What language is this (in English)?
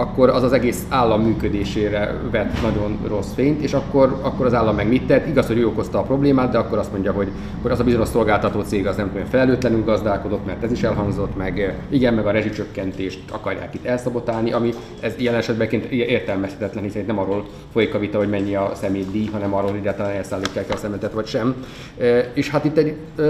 Hungarian